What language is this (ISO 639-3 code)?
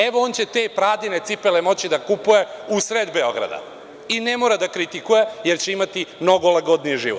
srp